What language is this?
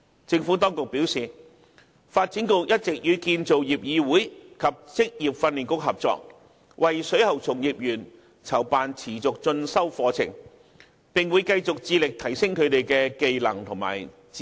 Cantonese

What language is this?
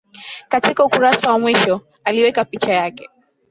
Swahili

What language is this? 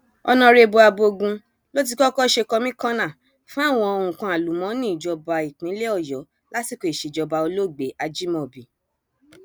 Yoruba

